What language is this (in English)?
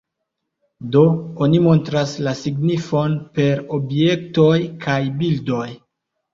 Esperanto